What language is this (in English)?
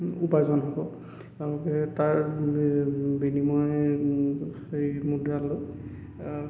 Assamese